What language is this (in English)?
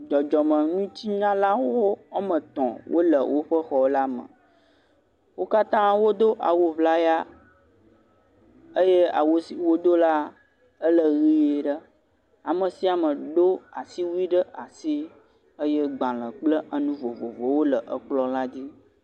Ewe